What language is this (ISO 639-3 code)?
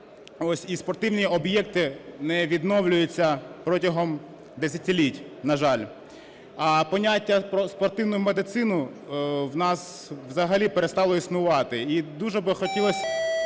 ukr